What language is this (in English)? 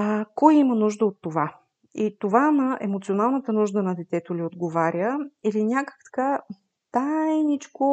Bulgarian